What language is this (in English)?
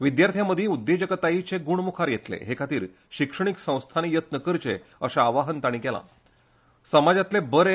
Konkani